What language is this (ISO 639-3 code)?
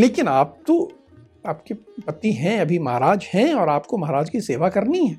hin